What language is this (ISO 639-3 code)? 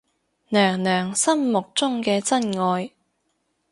yue